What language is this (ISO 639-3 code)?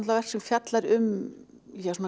isl